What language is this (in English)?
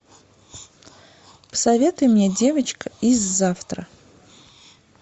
Russian